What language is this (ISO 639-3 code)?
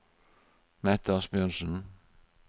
nor